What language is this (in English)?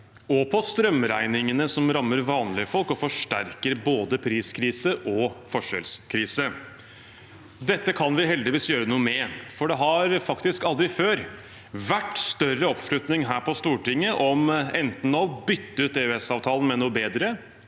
Norwegian